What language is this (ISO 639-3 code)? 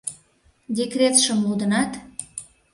chm